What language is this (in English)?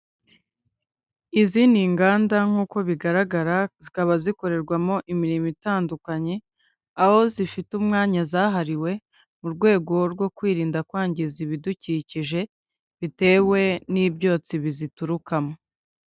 Kinyarwanda